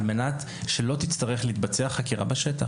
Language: Hebrew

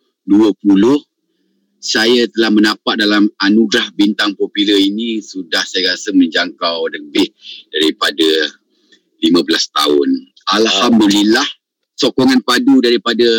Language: Malay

